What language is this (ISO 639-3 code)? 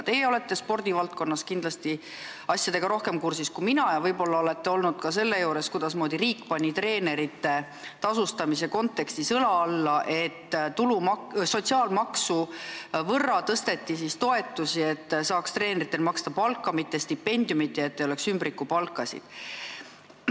est